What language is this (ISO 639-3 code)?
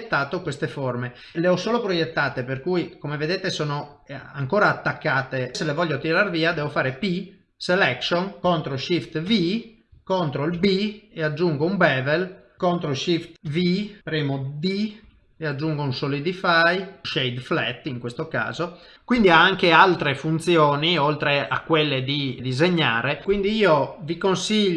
ita